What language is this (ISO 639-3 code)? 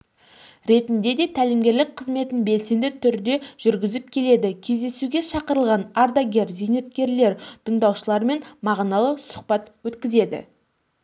kaz